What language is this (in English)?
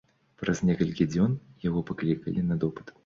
Belarusian